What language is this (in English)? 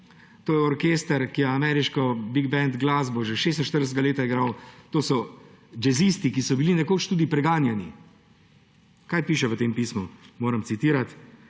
Slovenian